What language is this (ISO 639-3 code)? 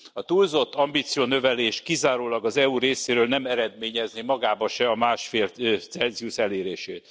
hun